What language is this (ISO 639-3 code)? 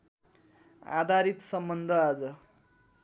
nep